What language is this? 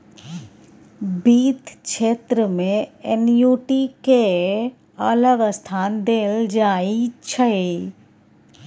Maithili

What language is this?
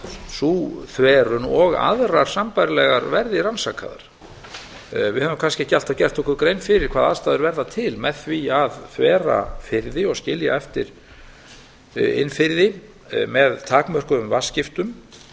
Icelandic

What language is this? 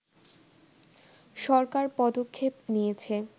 Bangla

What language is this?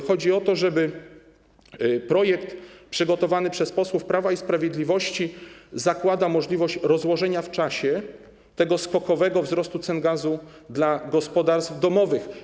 Polish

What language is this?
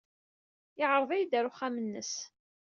Kabyle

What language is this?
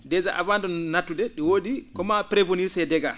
Fula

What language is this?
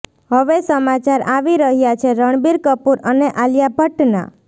Gujarati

